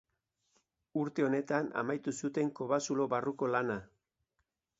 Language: Basque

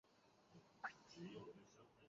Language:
Chinese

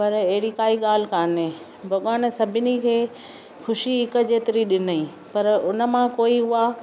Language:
Sindhi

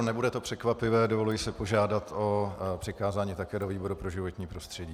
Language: Czech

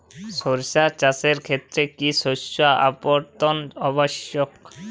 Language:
Bangla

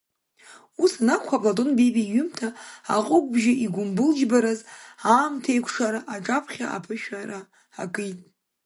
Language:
Abkhazian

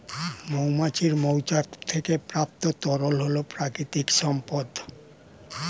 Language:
Bangla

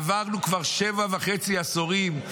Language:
Hebrew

